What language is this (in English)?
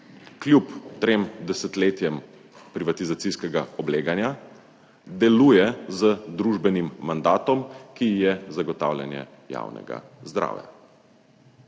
Slovenian